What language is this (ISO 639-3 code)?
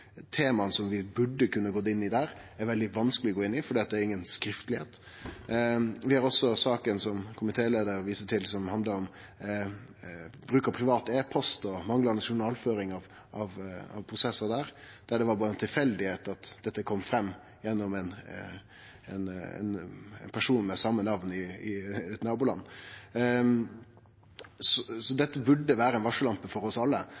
nno